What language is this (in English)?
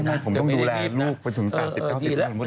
Thai